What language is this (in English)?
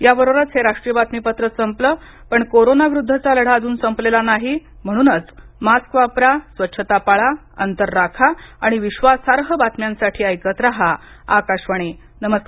Marathi